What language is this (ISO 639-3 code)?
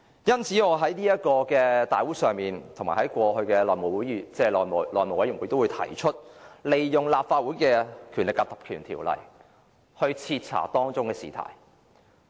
yue